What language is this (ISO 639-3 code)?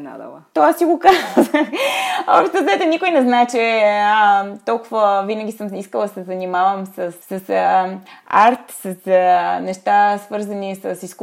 bul